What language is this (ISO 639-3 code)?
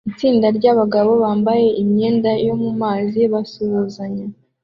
kin